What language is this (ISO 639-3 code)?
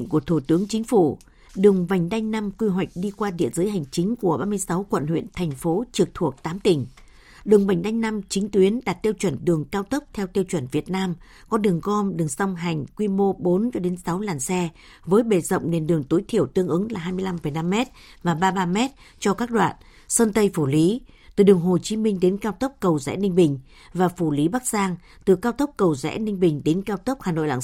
vie